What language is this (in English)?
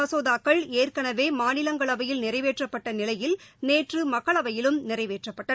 Tamil